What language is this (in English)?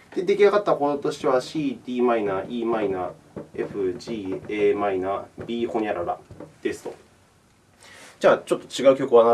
Japanese